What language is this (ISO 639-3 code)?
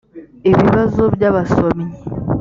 kin